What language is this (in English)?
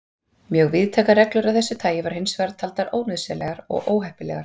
Icelandic